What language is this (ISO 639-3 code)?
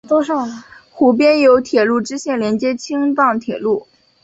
zho